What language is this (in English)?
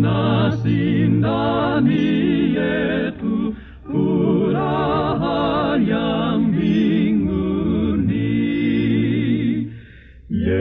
Swahili